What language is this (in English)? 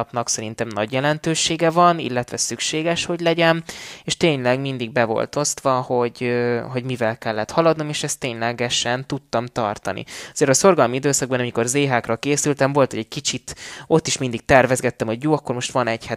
Hungarian